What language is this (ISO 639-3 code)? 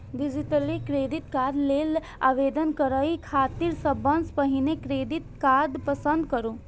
mai